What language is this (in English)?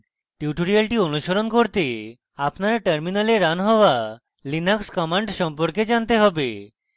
Bangla